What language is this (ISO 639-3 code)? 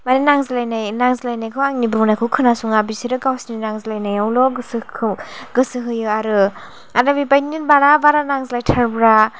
brx